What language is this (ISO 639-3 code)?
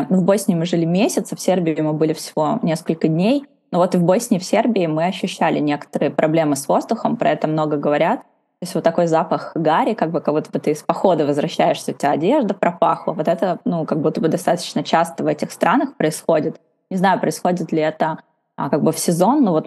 rus